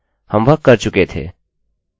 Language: Hindi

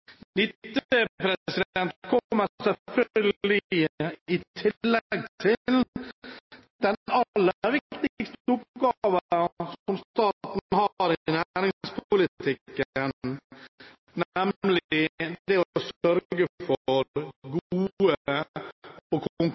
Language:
Norwegian Bokmål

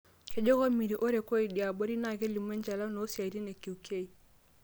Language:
Masai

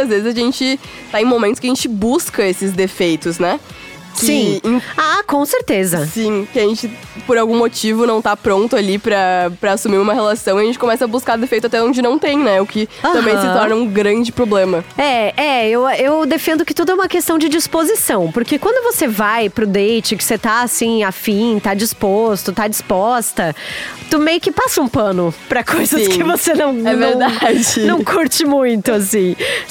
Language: Portuguese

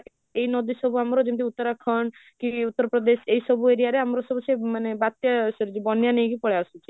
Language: Odia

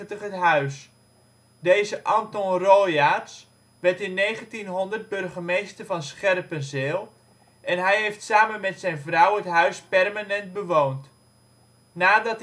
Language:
Dutch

